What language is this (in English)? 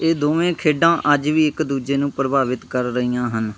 Punjabi